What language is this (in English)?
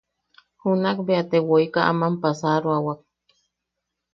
Yaqui